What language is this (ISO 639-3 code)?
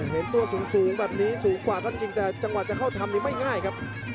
tha